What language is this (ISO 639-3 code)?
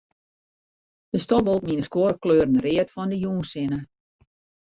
fry